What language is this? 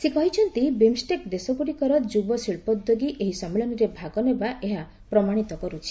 Odia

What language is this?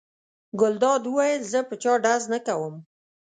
Pashto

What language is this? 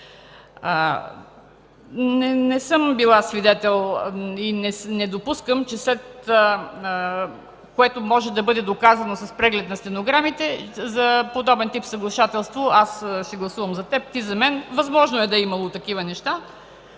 Bulgarian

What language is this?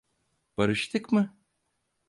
Turkish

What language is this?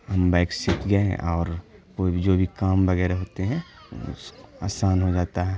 Urdu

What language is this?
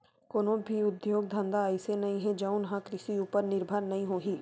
Chhattisgarhi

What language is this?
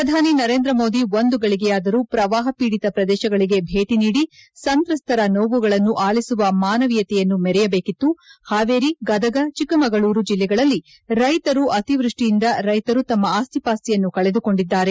Kannada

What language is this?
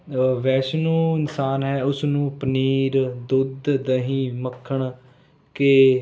Punjabi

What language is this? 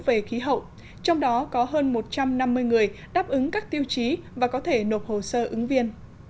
Vietnamese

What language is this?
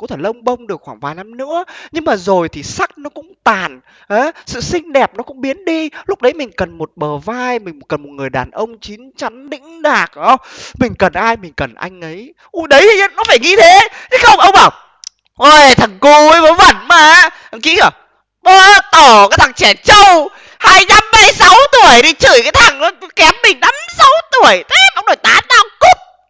Vietnamese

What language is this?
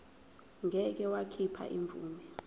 Zulu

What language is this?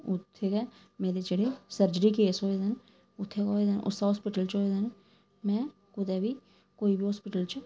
Dogri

